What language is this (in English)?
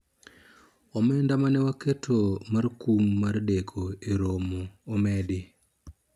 Luo (Kenya and Tanzania)